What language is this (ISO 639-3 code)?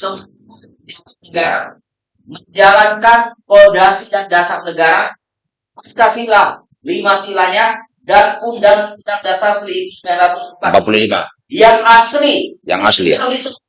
ind